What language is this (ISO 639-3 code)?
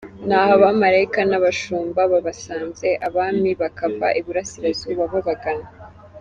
kin